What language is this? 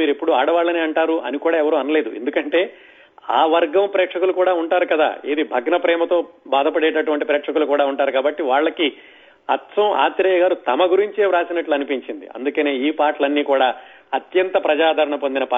Telugu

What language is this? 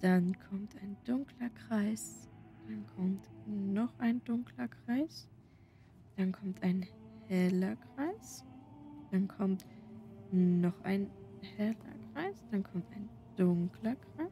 German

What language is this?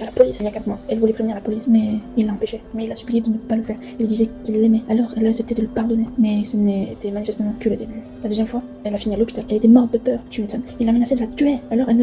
French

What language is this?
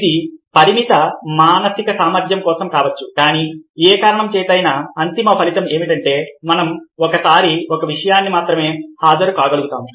Telugu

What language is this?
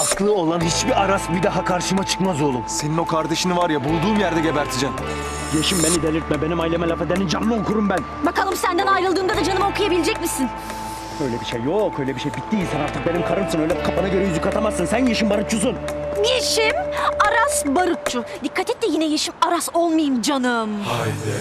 Turkish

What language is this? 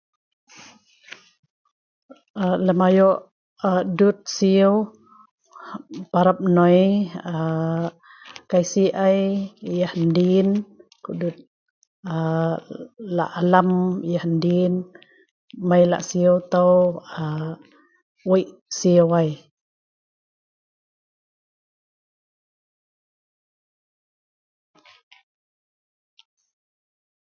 Sa'ban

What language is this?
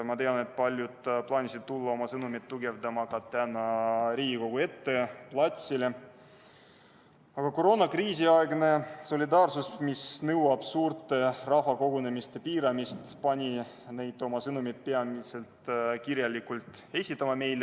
Estonian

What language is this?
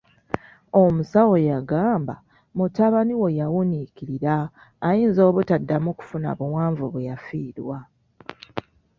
Ganda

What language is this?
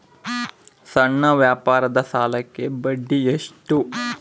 Kannada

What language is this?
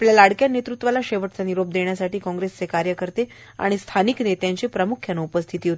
Marathi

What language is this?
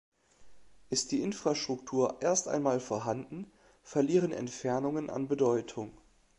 German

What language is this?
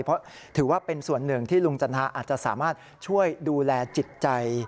Thai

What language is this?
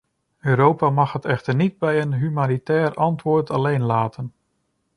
Dutch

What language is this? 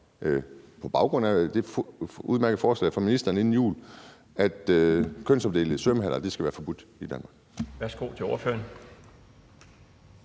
Danish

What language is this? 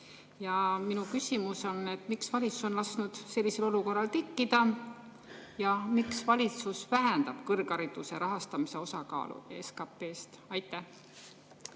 Estonian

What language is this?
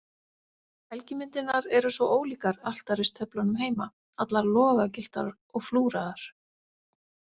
Icelandic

